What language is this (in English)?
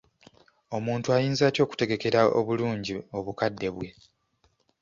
Ganda